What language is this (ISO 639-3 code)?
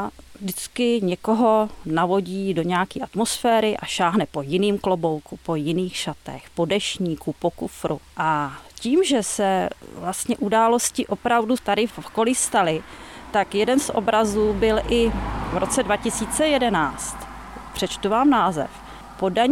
ces